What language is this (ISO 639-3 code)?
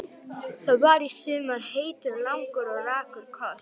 isl